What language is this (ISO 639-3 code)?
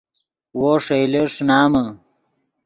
ydg